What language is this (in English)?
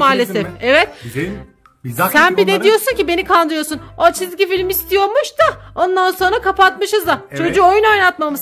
Turkish